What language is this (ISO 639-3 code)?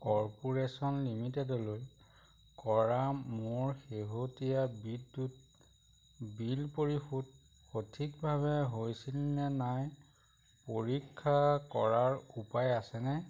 asm